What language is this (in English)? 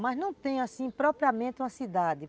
Portuguese